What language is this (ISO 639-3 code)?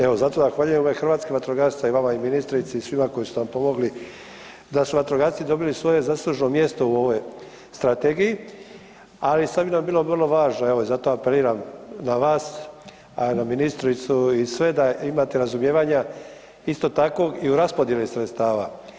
hrv